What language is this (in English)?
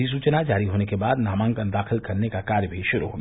Hindi